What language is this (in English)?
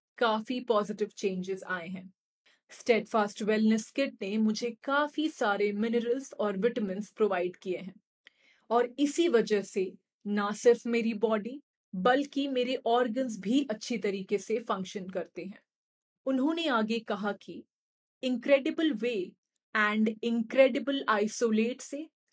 Hindi